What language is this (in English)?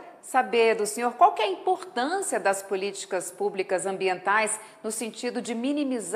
Portuguese